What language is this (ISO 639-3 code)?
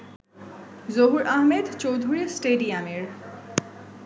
ben